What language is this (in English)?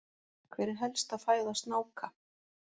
Icelandic